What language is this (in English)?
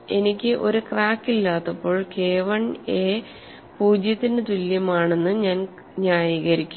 Malayalam